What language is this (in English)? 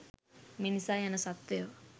Sinhala